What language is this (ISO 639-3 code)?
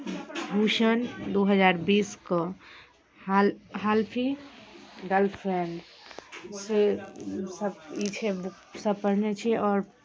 mai